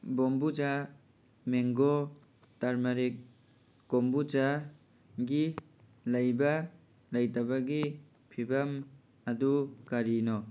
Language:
Manipuri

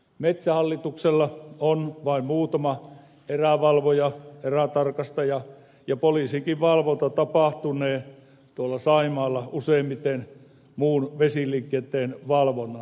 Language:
Finnish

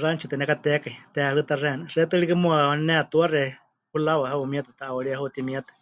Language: Huichol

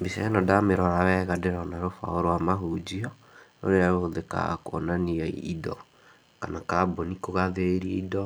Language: Kikuyu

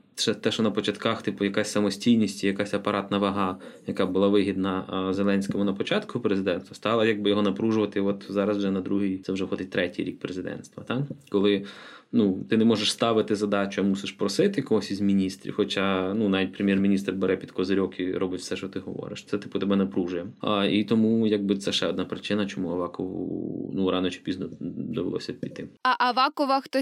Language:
Ukrainian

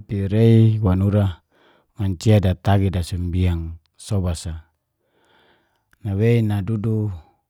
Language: Geser-Gorom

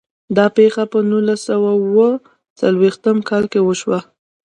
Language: Pashto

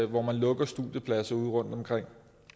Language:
Danish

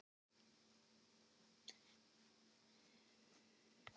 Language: Icelandic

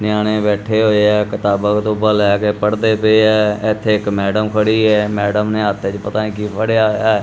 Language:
Punjabi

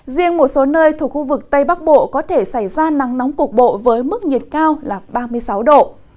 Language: Vietnamese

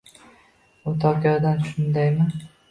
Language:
Uzbek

